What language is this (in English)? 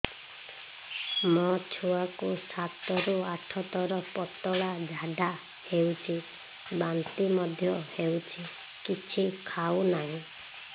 Odia